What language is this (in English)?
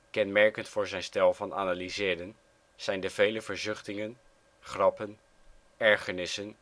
Dutch